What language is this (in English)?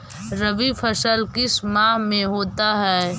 Magahi